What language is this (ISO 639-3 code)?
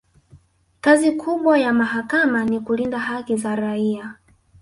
swa